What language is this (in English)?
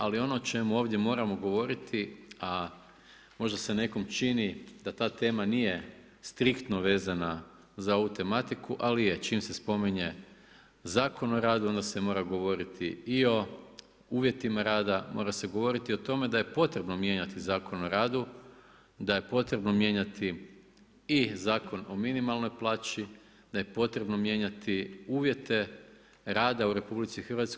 Croatian